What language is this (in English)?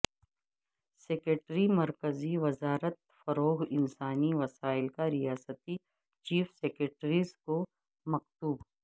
Urdu